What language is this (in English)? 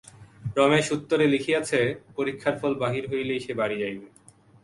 Bangla